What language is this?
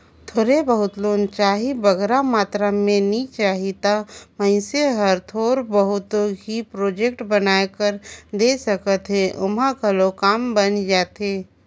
Chhattisgarhi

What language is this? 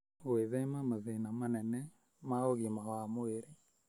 Kikuyu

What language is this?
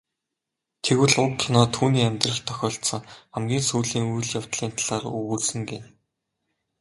Mongolian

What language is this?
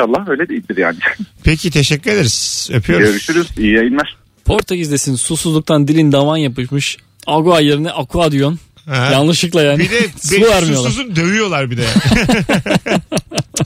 Turkish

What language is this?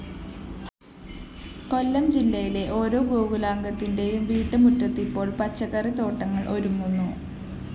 Malayalam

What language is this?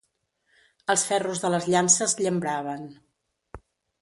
Catalan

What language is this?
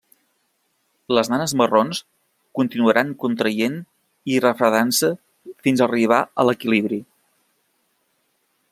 Catalan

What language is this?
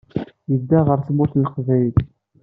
Kabyle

